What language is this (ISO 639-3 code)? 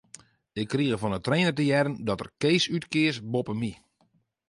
fry